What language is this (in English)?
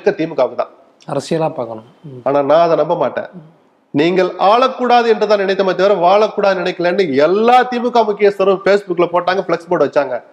Tamil